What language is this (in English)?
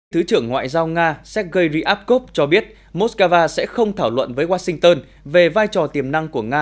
Vietnamese